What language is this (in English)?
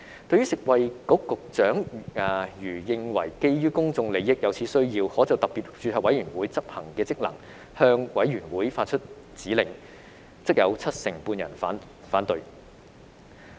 Cantonese